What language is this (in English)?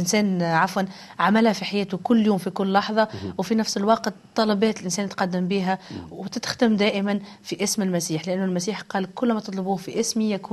Arabic